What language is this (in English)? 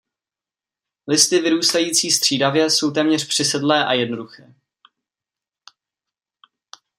Czech